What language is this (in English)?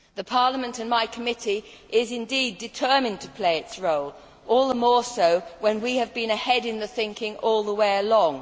English